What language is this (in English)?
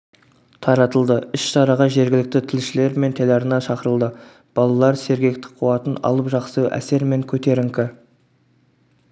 Kazakh